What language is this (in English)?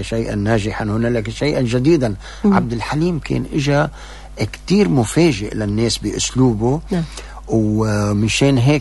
Arabic